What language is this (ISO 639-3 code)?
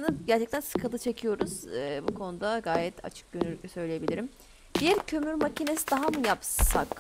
tur